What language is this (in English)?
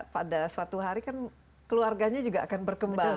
Indonesian